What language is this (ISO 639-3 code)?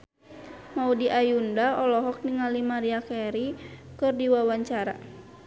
sun